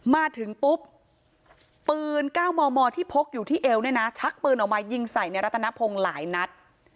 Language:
Thai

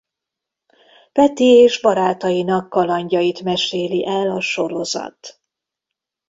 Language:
Hungarian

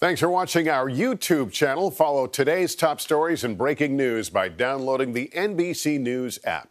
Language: English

